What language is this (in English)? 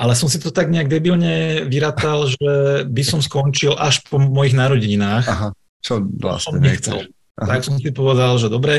Slovak